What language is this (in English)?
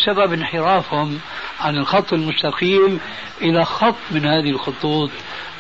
Arabic